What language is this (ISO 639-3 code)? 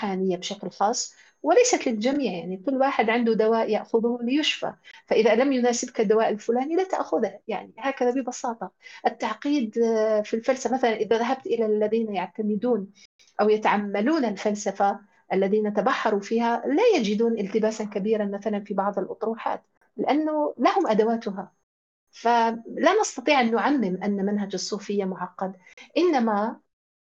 ara